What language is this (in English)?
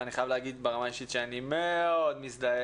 Hebrew